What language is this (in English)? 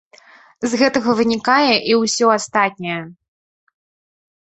Belarusian